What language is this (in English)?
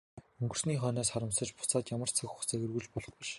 Mongolian